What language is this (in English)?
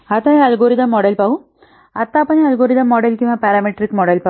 Marathi